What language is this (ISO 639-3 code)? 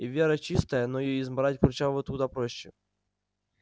rus